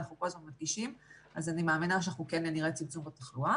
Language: Hebrew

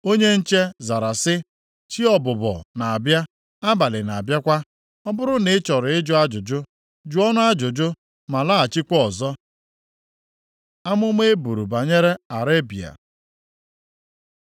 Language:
Igbo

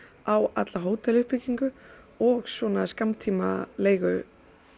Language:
Icelandic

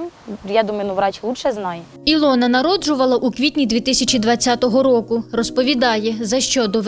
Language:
Ukrainian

